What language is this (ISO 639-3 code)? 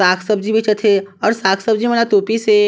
hne